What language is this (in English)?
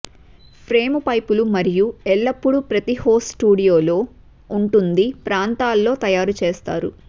Telugu